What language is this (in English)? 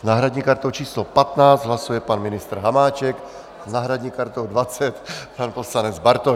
Czech